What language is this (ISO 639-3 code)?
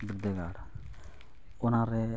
sat